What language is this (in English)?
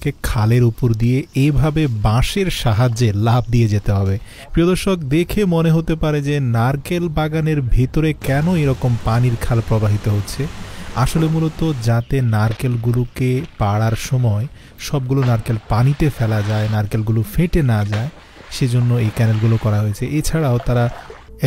Bangla